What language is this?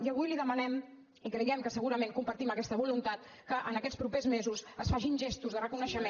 Catalan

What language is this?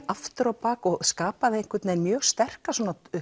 Icelandic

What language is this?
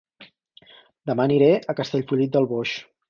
Catalan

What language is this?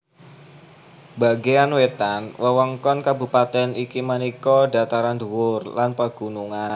Javanese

